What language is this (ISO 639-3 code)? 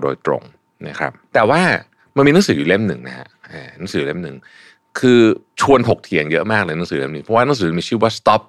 tha